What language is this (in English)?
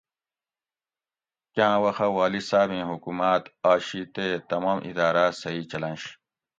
Gawri